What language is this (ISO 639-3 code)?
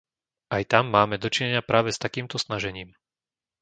slk